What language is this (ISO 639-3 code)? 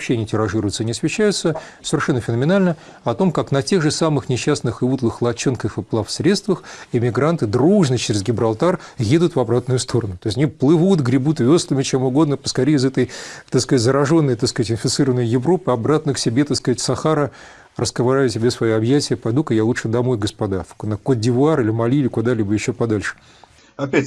rus